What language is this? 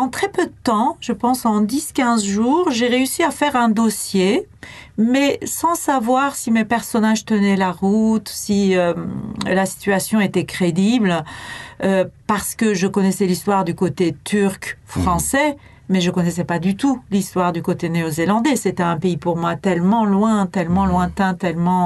French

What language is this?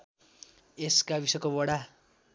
Nepali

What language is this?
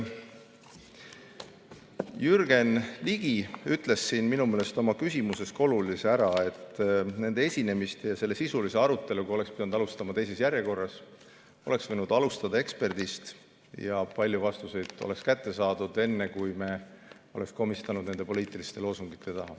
Estonian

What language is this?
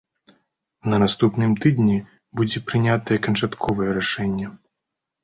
Belarusian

